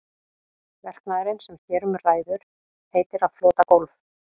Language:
Icelandic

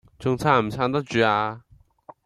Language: Cantonese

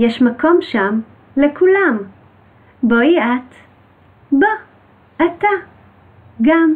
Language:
Hebrew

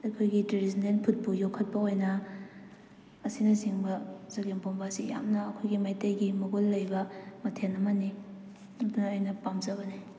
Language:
Manipuri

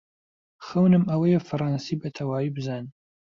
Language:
Central Kurdish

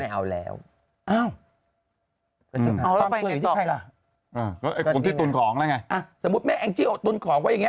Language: Thai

